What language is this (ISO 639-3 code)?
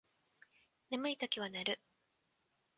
jpn